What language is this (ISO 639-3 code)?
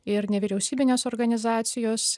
lit